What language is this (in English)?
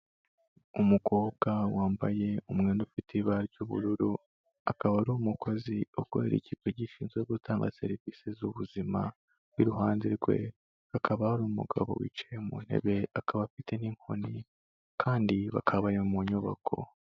Kinyarwanda